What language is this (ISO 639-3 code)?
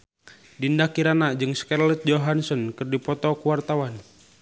sun